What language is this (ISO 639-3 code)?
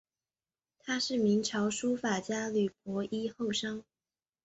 zho